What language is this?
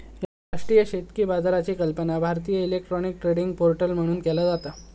Marathi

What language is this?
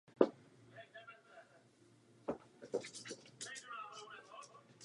Czech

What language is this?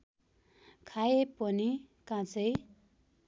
Nepali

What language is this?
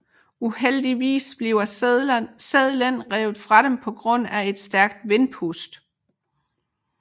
Danish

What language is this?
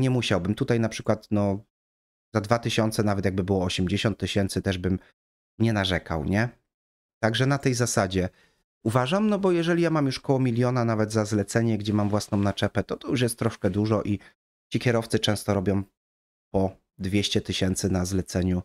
Polish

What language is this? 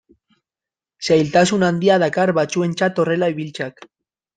Basque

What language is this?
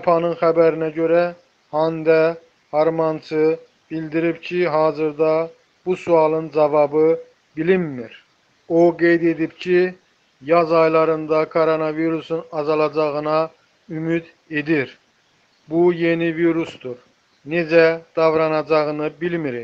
Turkish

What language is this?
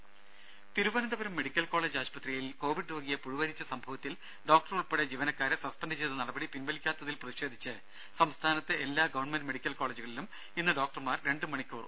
Malayalam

